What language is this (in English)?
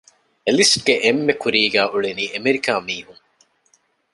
Divehi